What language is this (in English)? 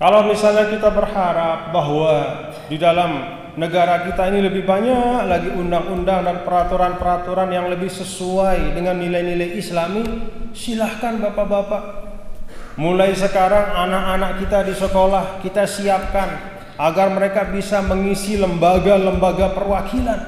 Indonesian